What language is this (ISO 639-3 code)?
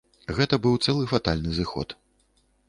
bel